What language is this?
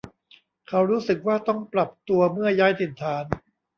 Thai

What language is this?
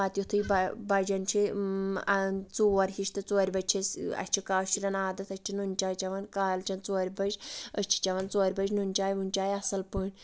Kashmiri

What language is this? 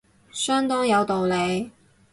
Cantonese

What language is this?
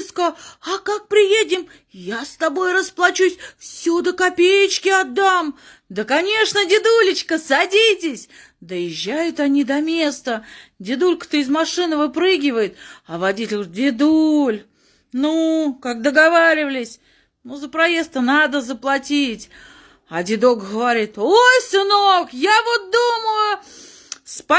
Russian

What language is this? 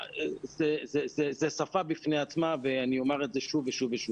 Hebrew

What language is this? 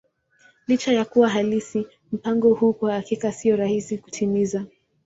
Swahili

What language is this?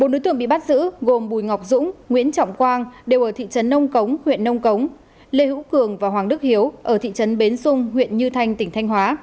Vietnamese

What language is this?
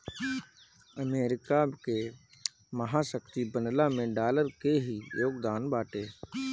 Bhojpuri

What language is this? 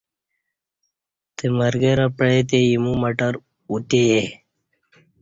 Kati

